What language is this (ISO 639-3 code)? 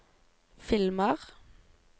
nor